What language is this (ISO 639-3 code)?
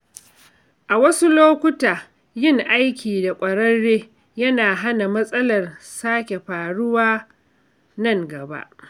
hau